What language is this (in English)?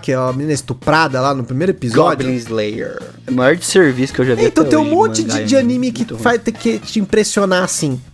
Portuguese